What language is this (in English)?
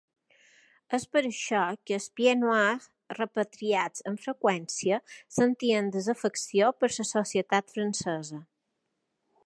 Catalan